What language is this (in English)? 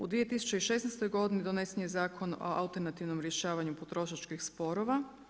Croatian